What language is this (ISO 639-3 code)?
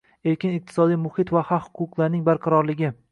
uzb